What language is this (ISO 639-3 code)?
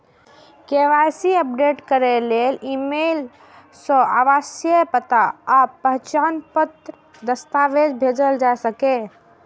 mai